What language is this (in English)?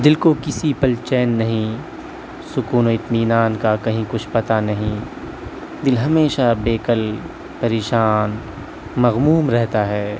Urdu